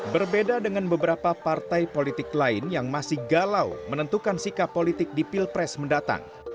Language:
Indonesian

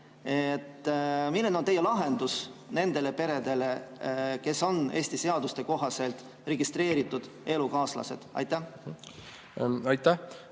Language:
Estonian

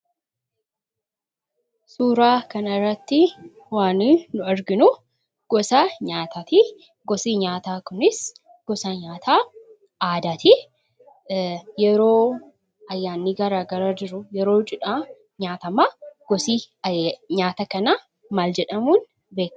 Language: Oromo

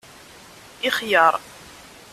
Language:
Kabyle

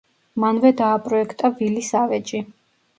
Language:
Georgian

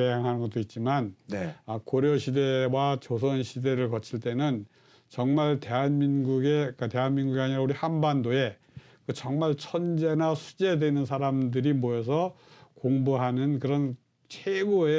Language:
Korean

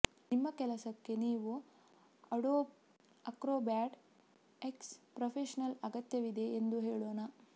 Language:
Kannada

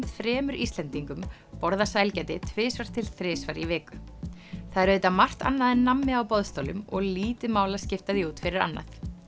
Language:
Icelandic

